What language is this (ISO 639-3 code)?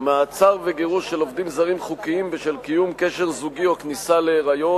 heb